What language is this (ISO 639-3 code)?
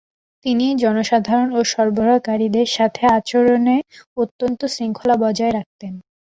ben